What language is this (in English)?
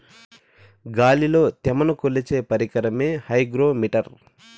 Telugu